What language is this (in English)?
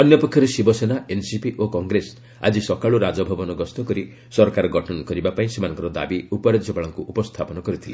Odia